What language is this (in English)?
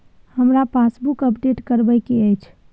Maithili